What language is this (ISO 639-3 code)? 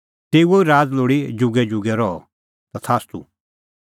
kfx